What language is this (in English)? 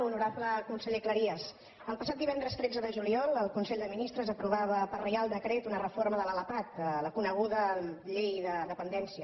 Catalan